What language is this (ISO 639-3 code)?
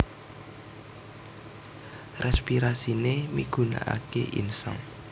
jav